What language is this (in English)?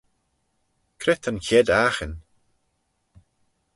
Manx